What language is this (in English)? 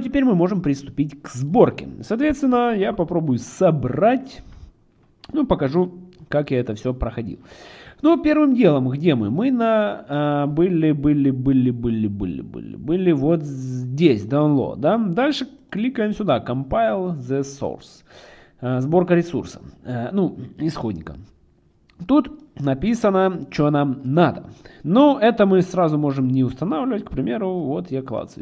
Russian